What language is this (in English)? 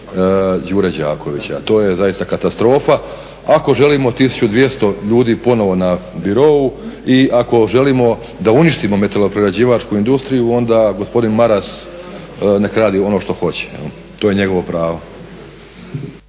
Croatian